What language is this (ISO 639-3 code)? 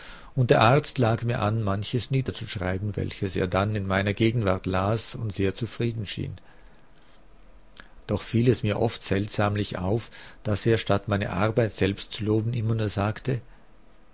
deu